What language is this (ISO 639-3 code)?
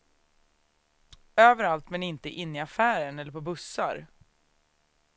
swe